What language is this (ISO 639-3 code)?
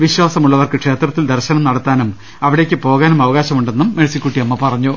mal